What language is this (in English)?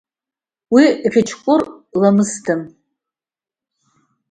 Abkhazian